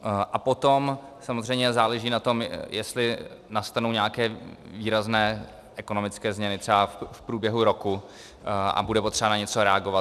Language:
Czech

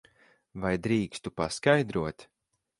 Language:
Latvian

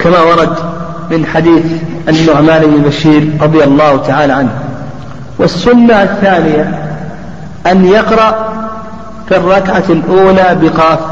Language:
Arabic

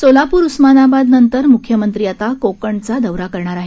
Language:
Marathi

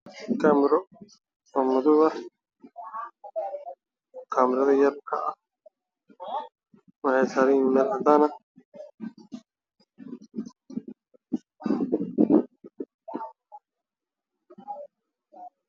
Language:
Somali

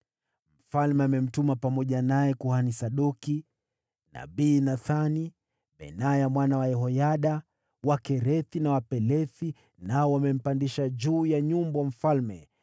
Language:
Swahili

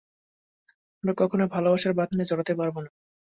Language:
Bangla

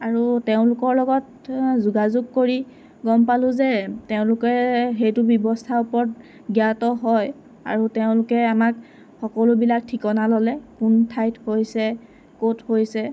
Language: Assamese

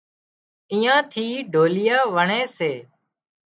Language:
Wadiyara Koli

